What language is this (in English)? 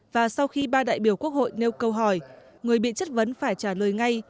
Vietnamese